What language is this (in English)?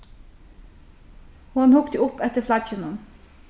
Faroese